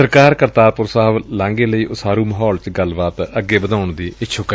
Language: Punjabi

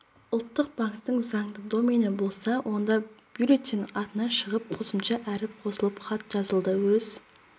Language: Kazakh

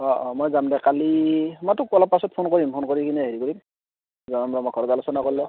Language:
Assamese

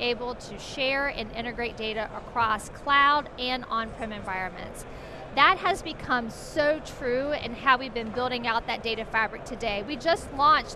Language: English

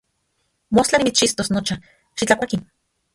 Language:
Central Puebla Nahuatl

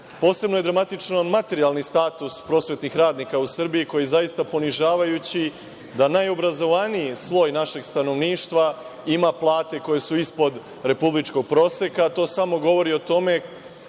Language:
Serbian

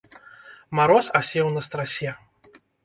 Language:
Belarusian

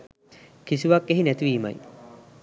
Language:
Sinhala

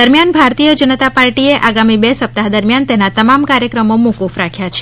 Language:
Gujarati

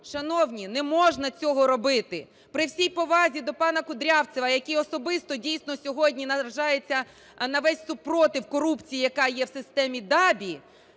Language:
Ukrainian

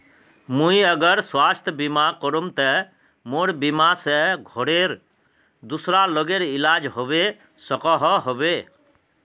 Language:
Magahi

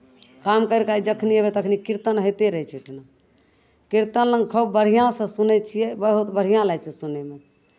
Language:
Maithili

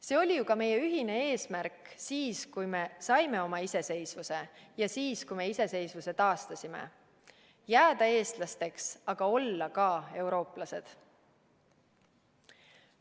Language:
Estonian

